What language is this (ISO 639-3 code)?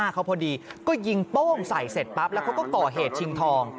tha